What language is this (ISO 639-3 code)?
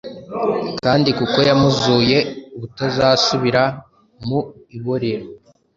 kin